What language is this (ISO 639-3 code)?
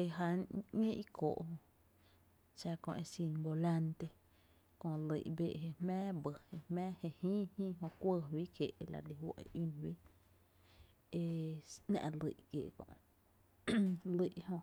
cte